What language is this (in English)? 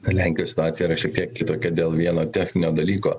Lithuanian